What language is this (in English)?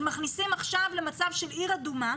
Hebrew